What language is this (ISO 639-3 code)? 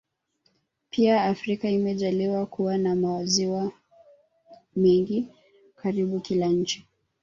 swa